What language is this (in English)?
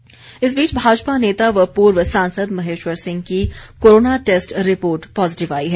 Hindi